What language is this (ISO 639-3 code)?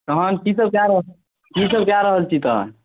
mai